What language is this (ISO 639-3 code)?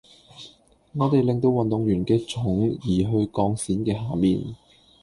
yue